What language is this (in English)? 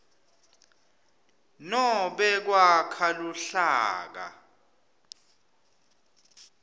Swati